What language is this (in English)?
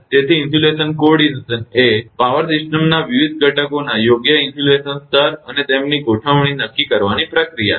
Gujarati